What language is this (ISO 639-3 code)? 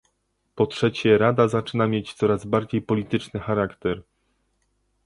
pol